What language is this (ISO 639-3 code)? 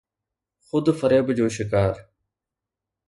snd